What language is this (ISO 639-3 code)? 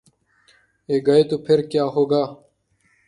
urd